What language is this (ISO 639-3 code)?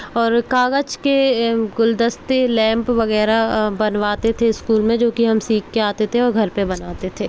hin